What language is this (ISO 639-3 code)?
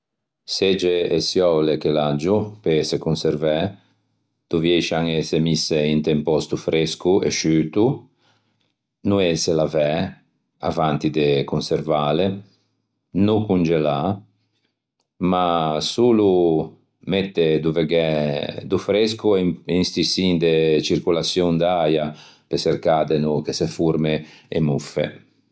lij